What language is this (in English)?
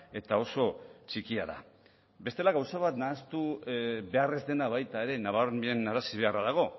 Basque